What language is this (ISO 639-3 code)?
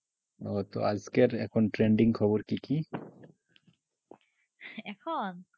ben